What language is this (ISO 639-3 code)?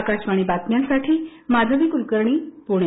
mar